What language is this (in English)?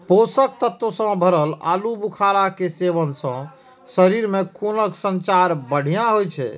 Maithili